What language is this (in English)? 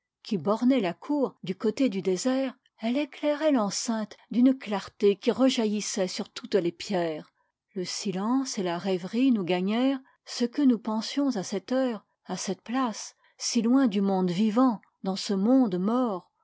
French